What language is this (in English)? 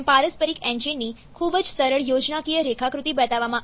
Gujarati